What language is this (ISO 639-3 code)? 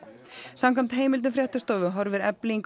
isl